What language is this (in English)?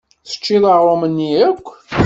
Kabyle